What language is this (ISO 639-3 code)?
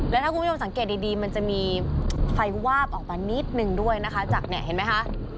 tha